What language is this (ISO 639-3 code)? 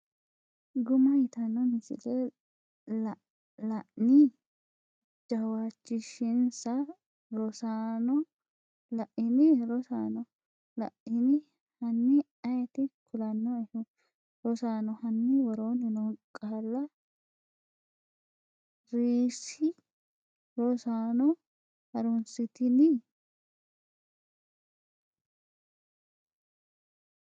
sid